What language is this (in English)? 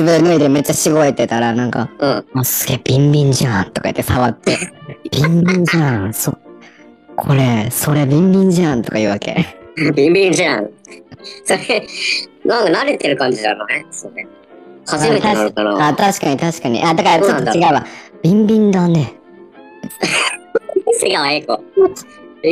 Japanese